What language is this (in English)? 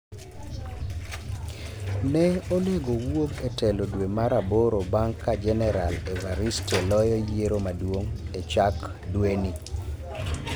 Luo (Kenya and Tanzania)